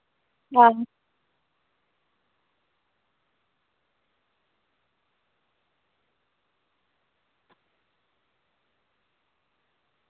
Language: Dogri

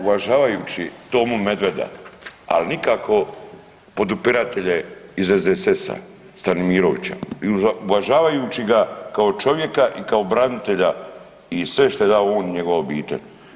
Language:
Croatian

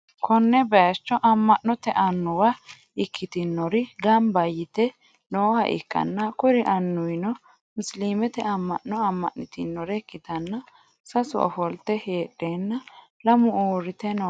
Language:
Sidamo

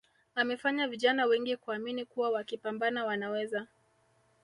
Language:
Swahili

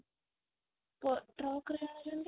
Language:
Odia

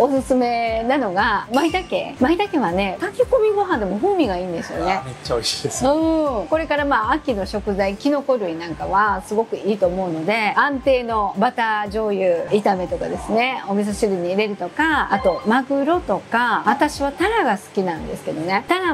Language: Japanese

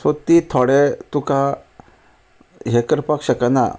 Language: Konkani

